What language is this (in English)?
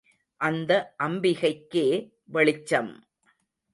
Tamil